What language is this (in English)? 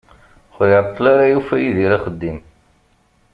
Kabyle